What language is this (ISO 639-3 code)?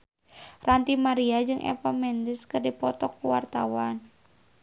sun